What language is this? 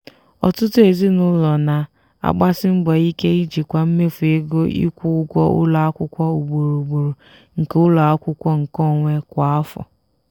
Igbo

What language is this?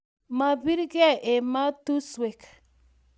Kalenjin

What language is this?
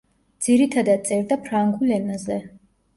Georgian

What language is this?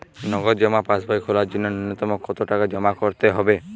Bangla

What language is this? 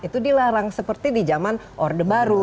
Indonesian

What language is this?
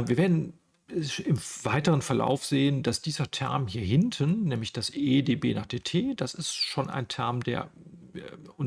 German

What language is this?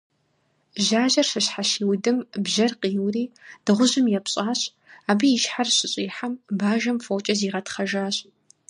Kabardian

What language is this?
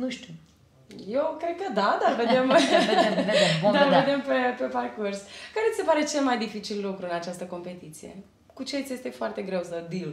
Romanian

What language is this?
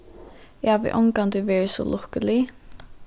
Faroese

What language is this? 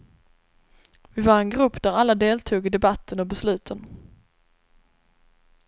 Swedish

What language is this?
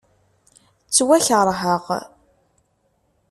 Kabyle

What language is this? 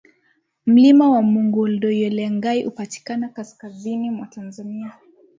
Swahili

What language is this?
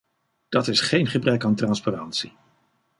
Dutch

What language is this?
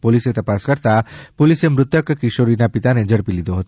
Gujarati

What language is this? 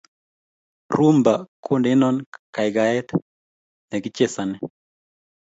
Kalenjin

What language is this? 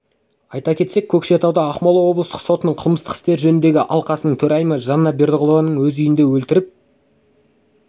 Kazakh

